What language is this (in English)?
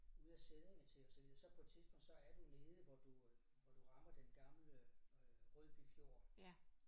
Danish